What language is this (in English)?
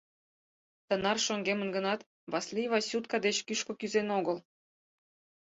Mari